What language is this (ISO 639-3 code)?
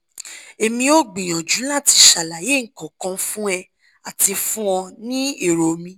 yor